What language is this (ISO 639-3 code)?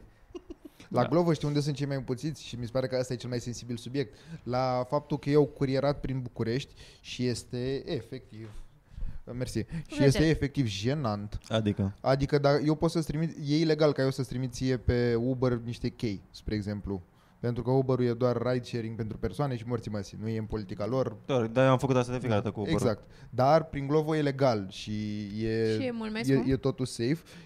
ron